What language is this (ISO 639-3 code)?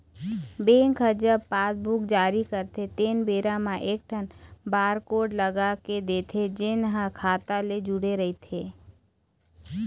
hne